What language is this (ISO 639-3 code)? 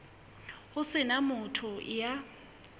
sot